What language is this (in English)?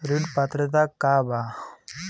Bhojpuri